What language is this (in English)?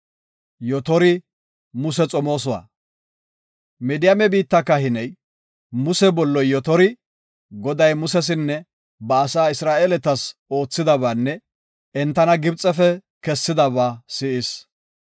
Gofa